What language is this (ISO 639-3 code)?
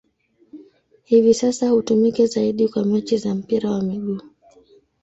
swa